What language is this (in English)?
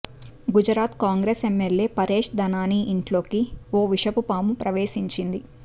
Telugu